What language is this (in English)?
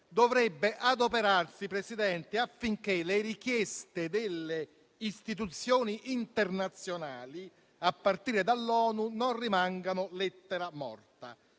Italian